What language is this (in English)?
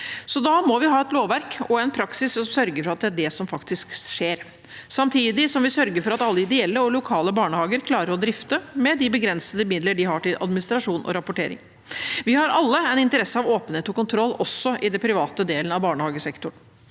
Norwegian